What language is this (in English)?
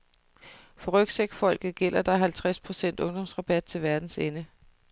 Danish